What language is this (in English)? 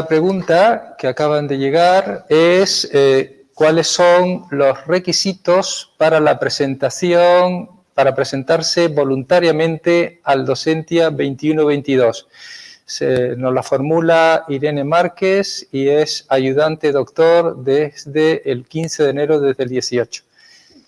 Spanish